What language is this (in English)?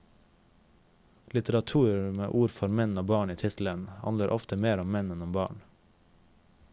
Norwegian